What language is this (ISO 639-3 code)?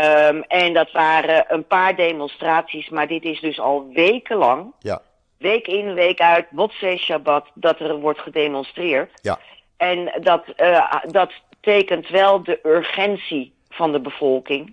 nld